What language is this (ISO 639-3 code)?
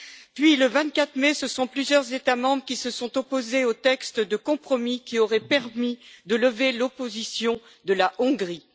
fra